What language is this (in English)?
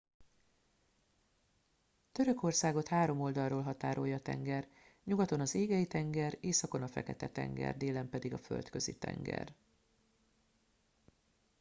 Hungarian